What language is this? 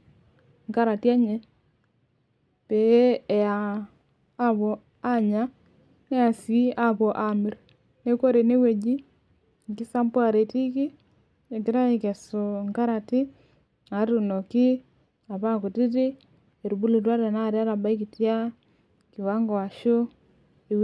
Masai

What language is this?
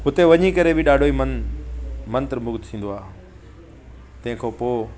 Sindhi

